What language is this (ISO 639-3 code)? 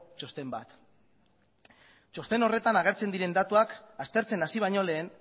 eus